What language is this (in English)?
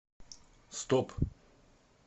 Russian